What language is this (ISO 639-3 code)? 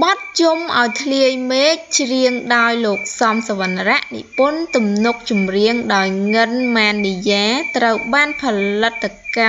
vie